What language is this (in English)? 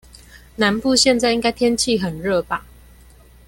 Chinese